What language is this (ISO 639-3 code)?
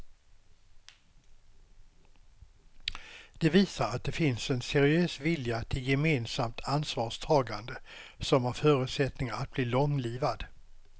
swe